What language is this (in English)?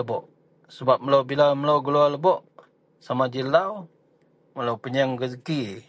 Central Melanau